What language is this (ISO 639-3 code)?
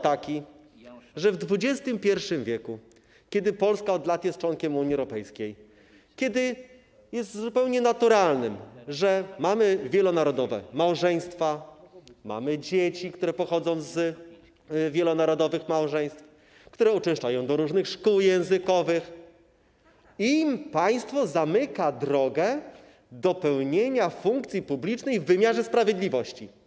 pol